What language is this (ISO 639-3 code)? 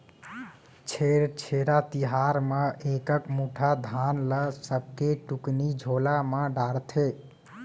hne